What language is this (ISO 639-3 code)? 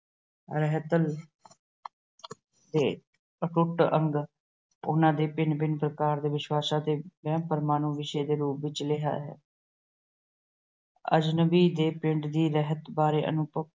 pan